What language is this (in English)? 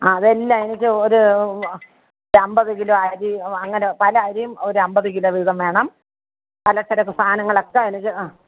Malayalam